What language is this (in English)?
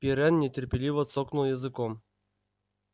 Russian